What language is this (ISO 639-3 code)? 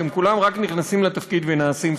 heb